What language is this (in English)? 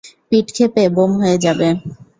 Bangla